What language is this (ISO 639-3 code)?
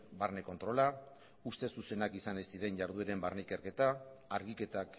eus